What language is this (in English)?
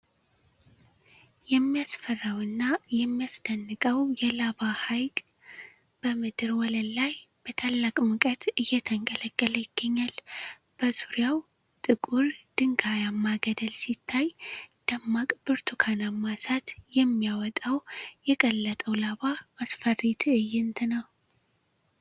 Amharic